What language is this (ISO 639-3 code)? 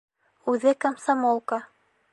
bak